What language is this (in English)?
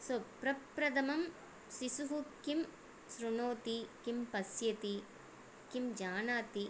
Sanskrit